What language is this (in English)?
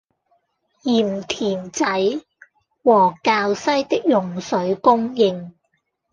Cantonese